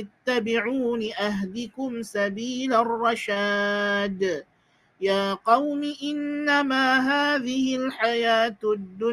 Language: Malay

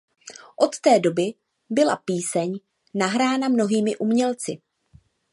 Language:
Czech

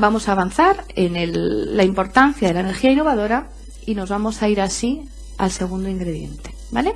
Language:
Spanish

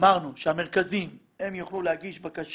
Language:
Hebrew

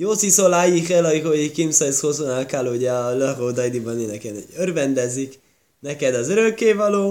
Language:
Hungarian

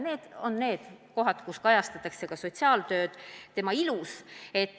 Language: Estonian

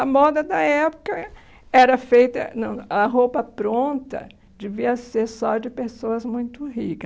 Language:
Portuguese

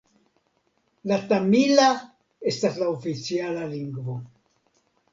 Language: Esperanto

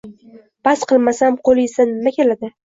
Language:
Uzbek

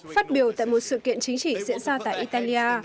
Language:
Vietnamese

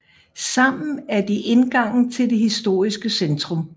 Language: Danish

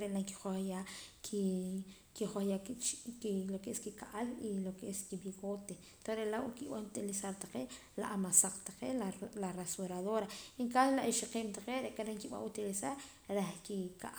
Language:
Poqomam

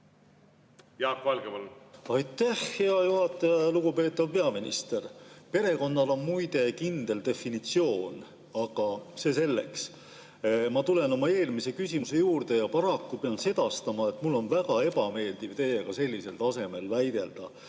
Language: Estonian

